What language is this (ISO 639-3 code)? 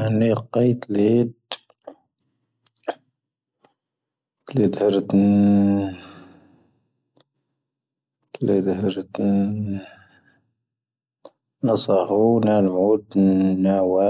thv